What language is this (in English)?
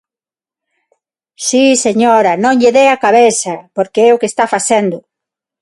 Galician